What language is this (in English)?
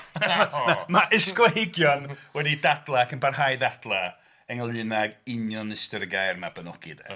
Welsh